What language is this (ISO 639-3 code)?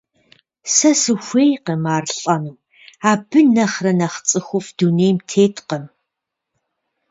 kbd